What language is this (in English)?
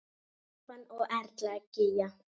Icelandic